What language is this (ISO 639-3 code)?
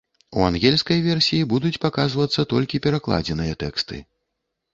bel